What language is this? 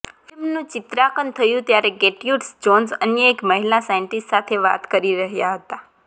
Gujarati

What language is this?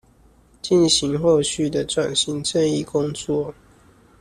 Chinese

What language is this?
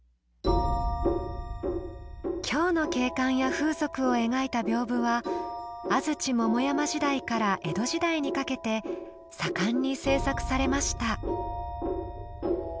Japanese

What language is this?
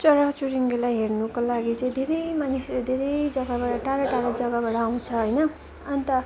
Nepali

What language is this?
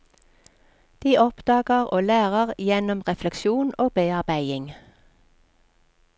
Norwegian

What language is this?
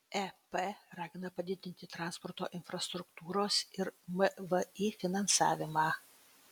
Lithuanian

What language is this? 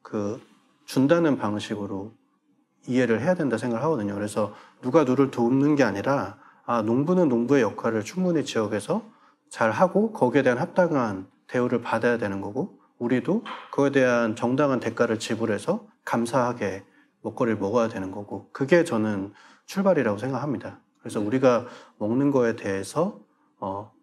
Korean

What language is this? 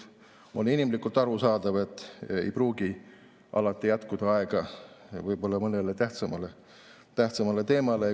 Estonian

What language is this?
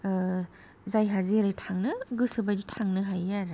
Bodo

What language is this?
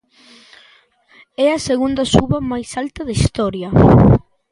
Galician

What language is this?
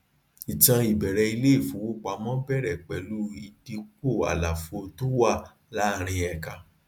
Yoruba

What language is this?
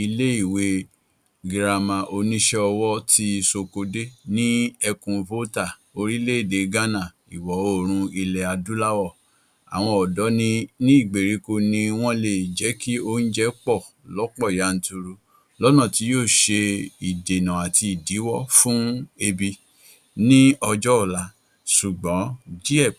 Yoruba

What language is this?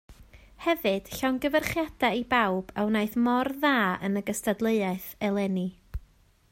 Welsh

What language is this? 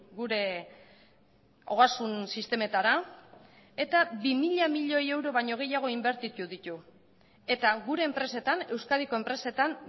Basque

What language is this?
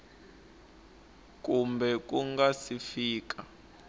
Tsonga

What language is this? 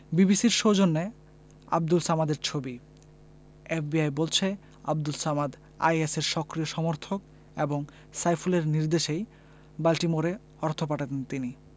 Bangla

